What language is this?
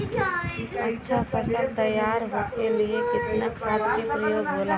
Bhojpuri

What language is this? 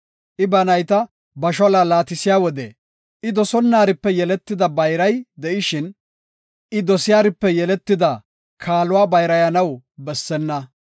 Gofa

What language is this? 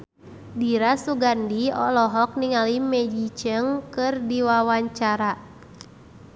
Sundanese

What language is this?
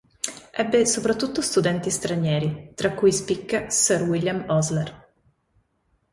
Italian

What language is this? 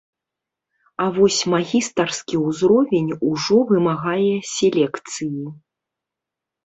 Belarusian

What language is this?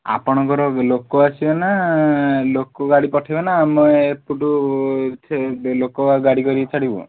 Odia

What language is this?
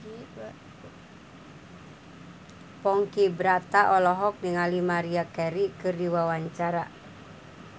Sundanese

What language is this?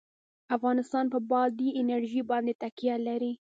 Pashto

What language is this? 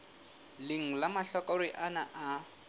Southern Sotho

